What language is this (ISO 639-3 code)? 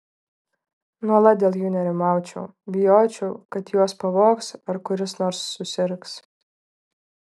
lit